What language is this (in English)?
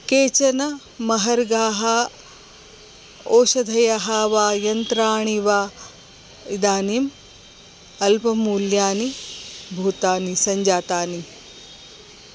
Sanskrit